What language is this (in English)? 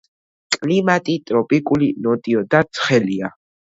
Georgian